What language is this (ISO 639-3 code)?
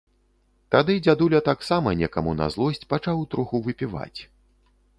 bel